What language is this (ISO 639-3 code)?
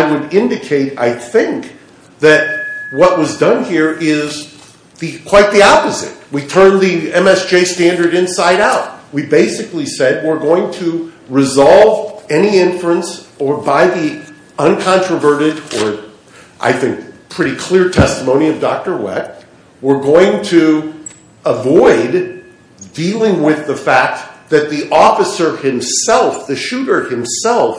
eng